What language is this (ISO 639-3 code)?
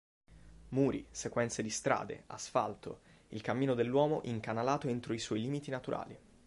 ita